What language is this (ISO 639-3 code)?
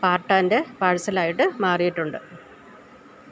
mal